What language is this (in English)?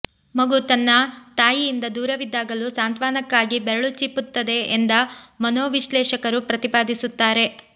Kannada